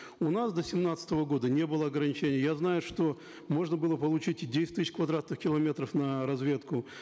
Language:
Kazakh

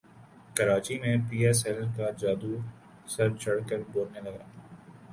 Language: Urdu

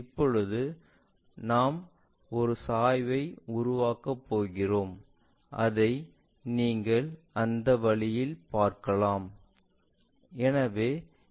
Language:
Tamil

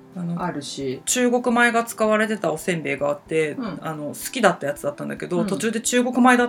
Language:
Japanese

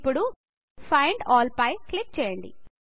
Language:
Telugu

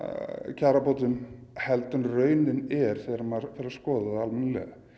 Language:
Icelandic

